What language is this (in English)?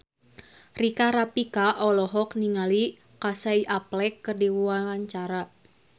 Sundanese